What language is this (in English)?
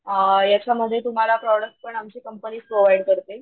Marathi